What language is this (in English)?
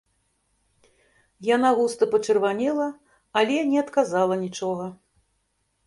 Belarusian